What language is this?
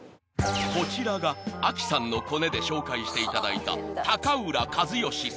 Japanese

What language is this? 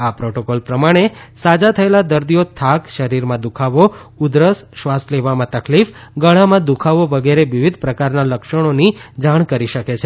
Gujarati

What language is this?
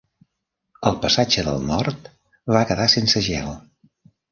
Catalan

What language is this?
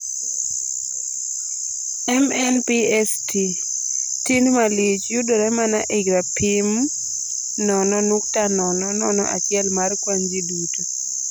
Luo (Kenya and Tanzania)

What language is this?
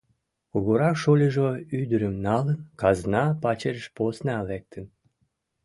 Mari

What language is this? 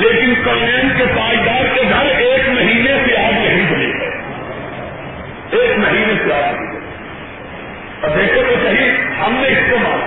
Urdu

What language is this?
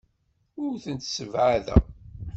Kabyle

